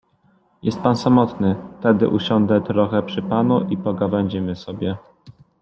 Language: Polish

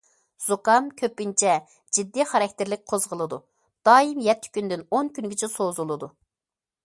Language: Uyghur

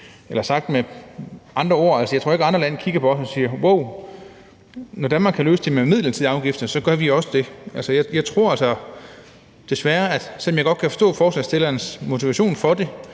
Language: Danish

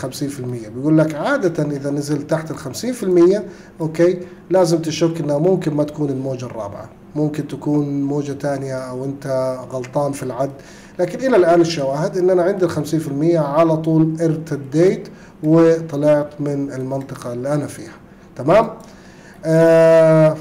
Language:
Arabic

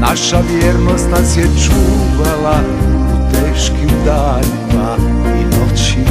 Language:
Romanian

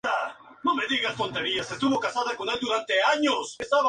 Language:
Spanish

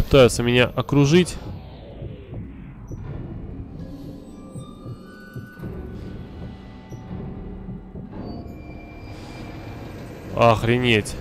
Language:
Russian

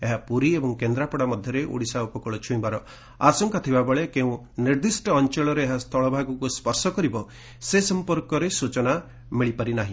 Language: Odia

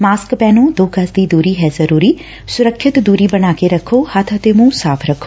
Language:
Punjabi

